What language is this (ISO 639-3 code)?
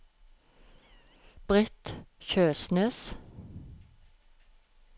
nor